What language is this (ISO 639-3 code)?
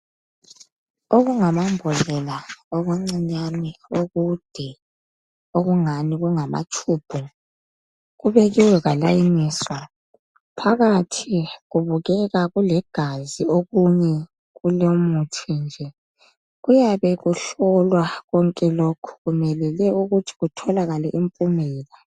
nde